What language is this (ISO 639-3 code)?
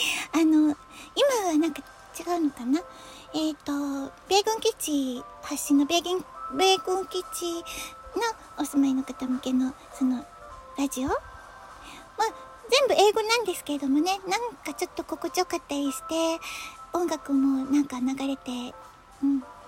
jpn